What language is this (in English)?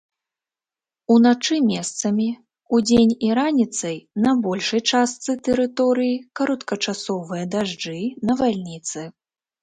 Belarusian